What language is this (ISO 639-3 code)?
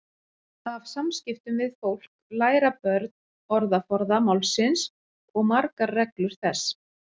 isl